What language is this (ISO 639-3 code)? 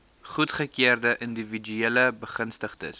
afr